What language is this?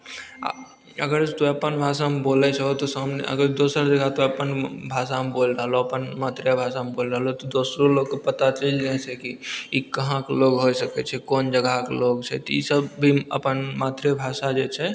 Maithili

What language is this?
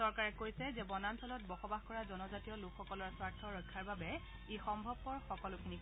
Assamese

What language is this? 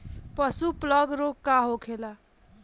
Bhojpuri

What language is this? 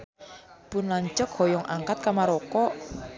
Sundanese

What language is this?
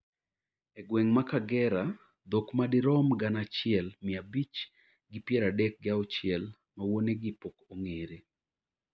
Luo (Kenya and Tanzania)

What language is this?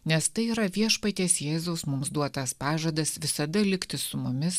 Lithuanian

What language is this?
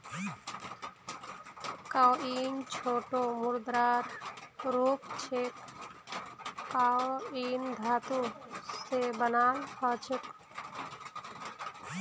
Magahi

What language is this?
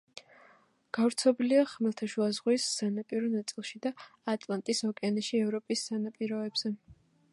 Georgian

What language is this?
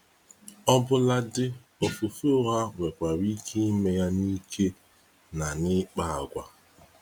Igbo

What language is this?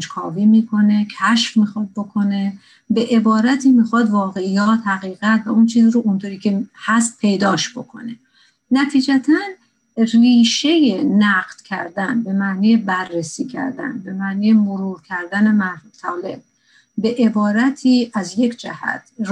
Persian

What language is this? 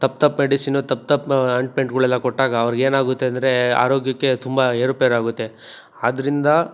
Kannada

